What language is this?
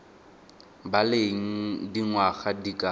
Tswana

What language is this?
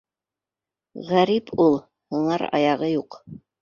Bashkir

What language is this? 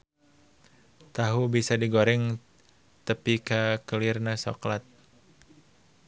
Sundanese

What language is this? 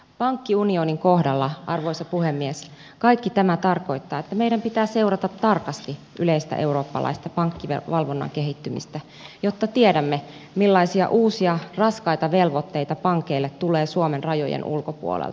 Finnish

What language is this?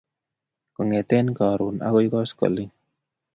Kalenjin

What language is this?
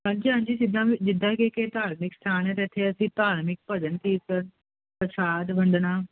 Punjabi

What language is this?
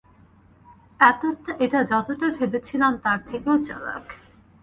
Bangla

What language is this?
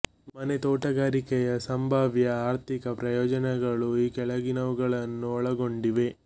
Kannada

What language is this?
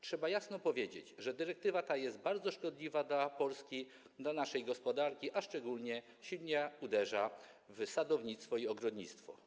Polish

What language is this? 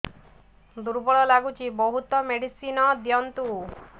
Odia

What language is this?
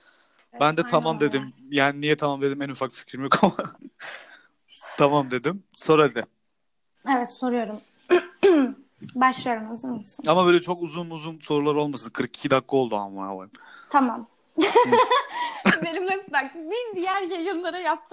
Turkish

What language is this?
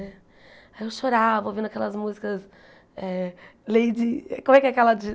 Portuguese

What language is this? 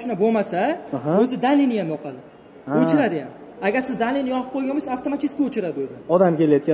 Turkish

